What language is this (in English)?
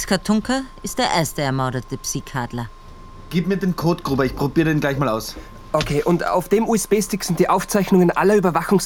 German